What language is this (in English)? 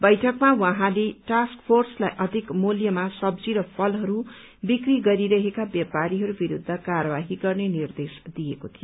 Nepali